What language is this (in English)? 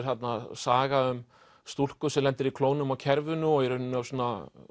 Icelandic